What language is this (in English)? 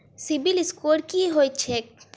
Maithili